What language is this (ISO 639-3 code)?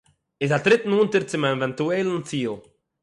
yid